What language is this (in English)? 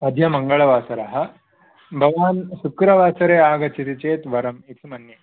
Sanskrit